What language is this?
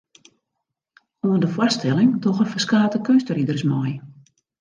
Western Frisian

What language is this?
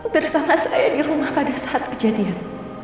Indonesian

